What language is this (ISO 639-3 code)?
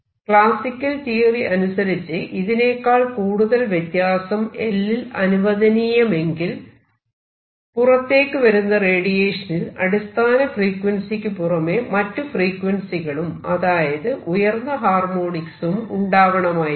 mal